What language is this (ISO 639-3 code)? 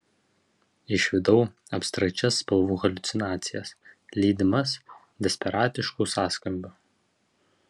lit